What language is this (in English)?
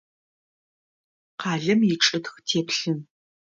Adyghe